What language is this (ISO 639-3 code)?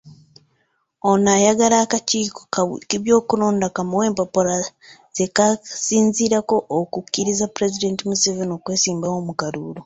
lug